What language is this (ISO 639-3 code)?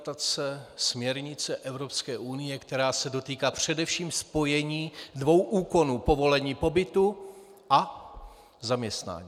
ces